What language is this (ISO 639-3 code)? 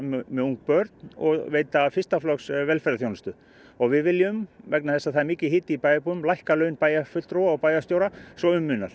isl